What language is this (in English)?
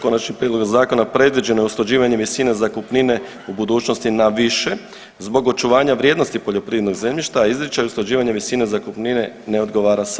Croatian